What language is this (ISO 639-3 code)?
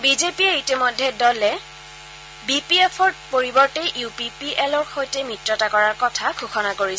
asm